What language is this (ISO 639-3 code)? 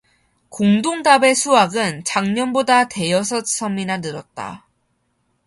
kor